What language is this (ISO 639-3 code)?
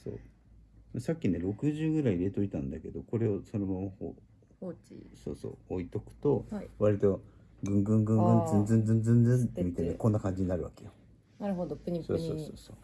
jpn